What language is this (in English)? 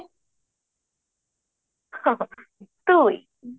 Odia